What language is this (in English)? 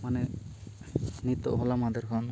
Santali